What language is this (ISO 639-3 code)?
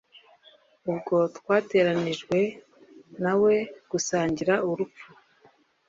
kin